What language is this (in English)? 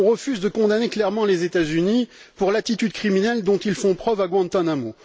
French